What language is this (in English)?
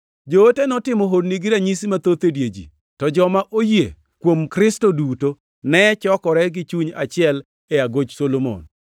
Luo (Kenya and Tanzania)